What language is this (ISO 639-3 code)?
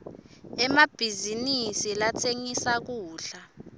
ssw